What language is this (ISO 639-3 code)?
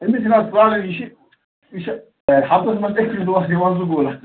kas